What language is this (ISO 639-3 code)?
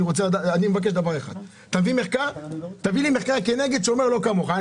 heb